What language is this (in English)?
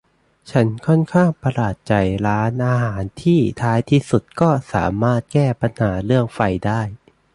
Thai